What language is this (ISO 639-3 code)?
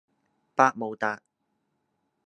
yue